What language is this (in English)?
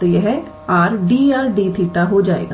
Hindi